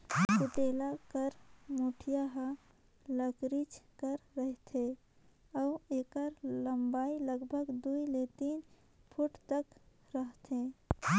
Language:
Chhattisgarhi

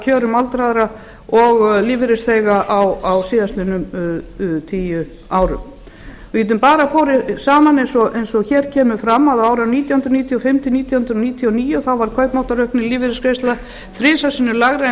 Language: Icelandic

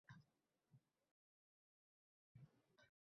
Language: Uzbek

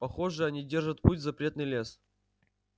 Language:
Russian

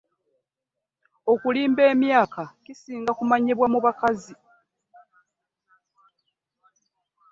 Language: Ganda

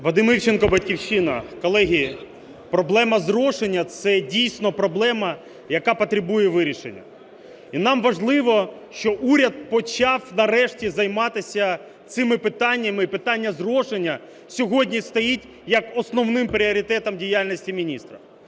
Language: Ukrainian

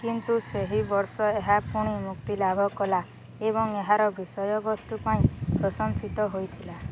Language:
Odia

